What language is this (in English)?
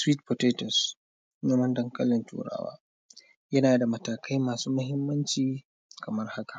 Hausa